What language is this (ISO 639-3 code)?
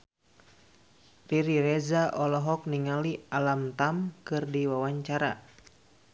sun